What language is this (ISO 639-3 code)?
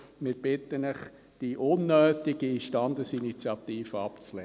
gsw